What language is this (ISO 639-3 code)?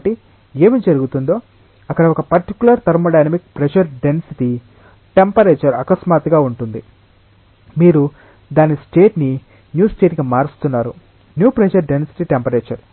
tel